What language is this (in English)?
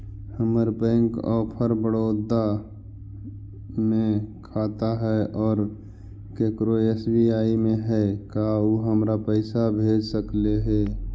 Magahi